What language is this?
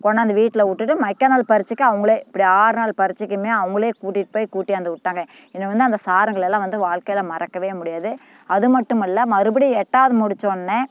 Tamil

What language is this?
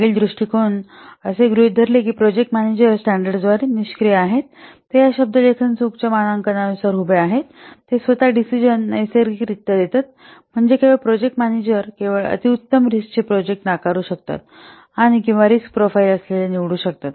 Marathi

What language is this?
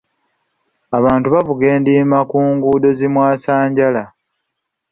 Ganda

